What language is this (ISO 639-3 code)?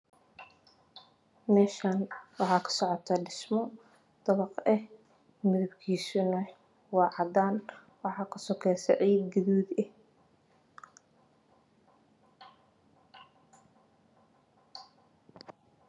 som